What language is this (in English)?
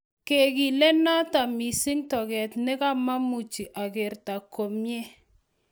Kalenjin